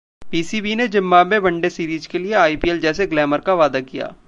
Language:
Hindi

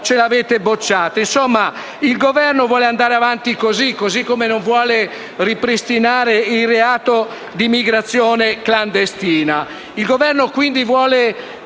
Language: Italian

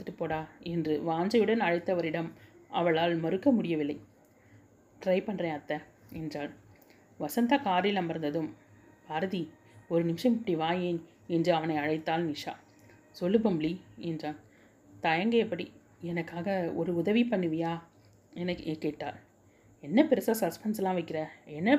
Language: Tamil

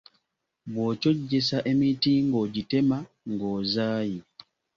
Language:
Ganda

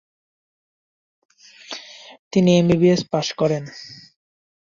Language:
Bangla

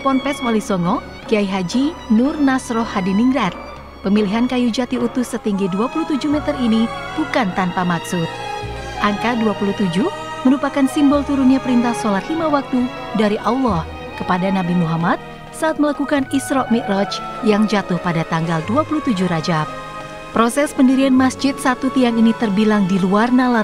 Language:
Indonesian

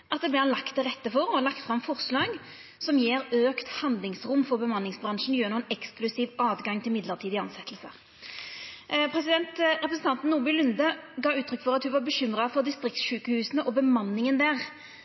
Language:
Norwegian Nynorsk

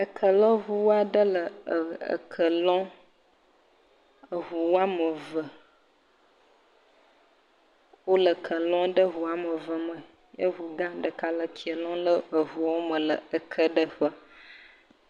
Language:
Ewe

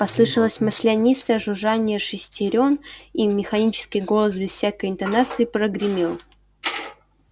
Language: Russian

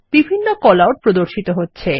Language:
Bangla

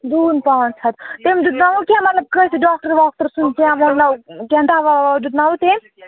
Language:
Kashmiri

